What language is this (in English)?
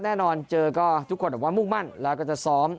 Thai